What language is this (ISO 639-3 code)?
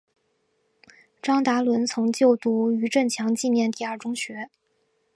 zho